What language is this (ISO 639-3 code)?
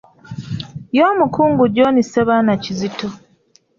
lug